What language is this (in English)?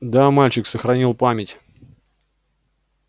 Russian